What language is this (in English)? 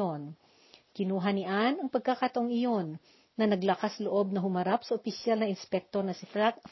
Filipino